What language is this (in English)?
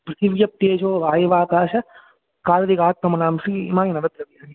Sanskrit